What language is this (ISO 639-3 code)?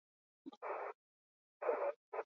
eus